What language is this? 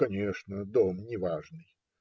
Russian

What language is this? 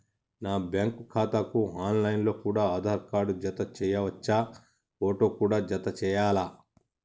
Telugu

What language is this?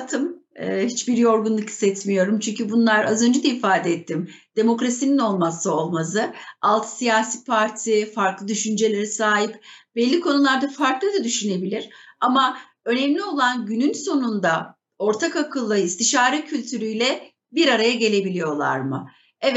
Turkish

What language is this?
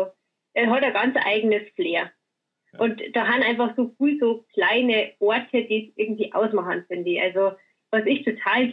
German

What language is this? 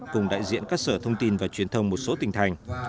Vietnamese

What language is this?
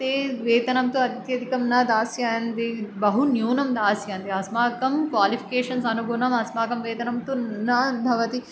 Sanskrit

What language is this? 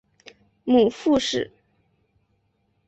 Chinese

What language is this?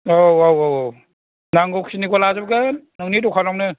Bodo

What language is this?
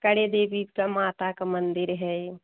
Hindi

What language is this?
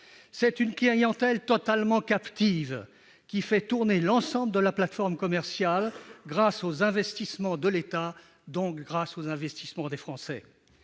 French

